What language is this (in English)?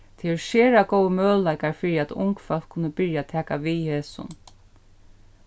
Faroese